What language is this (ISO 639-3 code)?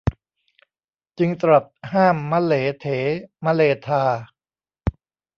tha